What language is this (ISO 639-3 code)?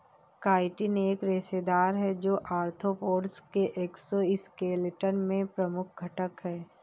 hin